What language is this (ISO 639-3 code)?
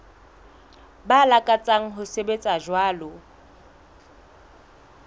sot